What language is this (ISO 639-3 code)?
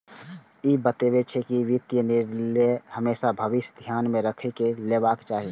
mai